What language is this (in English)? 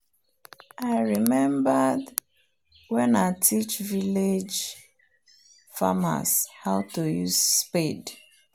Nigerian Pidgin